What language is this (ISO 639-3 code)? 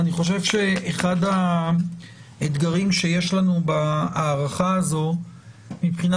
heb